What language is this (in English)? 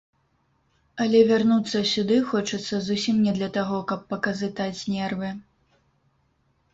Belarusian